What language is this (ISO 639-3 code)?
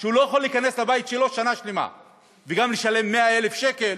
heb